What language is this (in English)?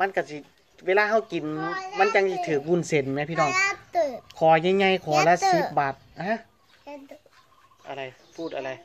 Thai